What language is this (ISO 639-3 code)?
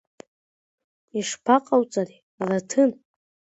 abk